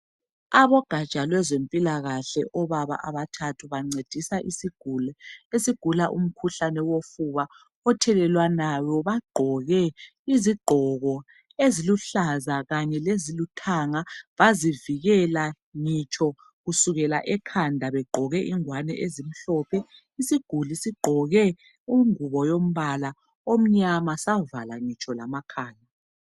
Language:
North Ndebele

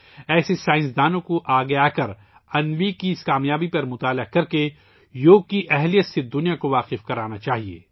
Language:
Urdu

